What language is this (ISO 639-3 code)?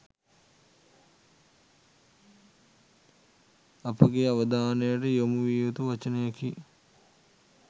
sin